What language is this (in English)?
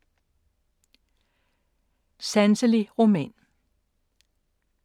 Danish